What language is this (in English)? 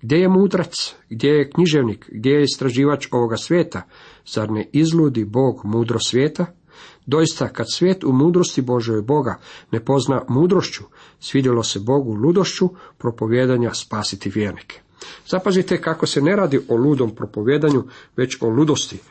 Croatian